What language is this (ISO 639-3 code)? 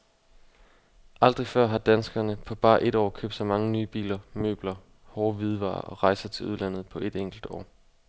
dan